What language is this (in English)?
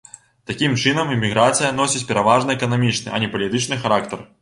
Belarusian